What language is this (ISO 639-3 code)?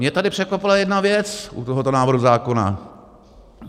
ces